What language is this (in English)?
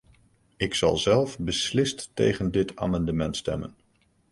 Dutch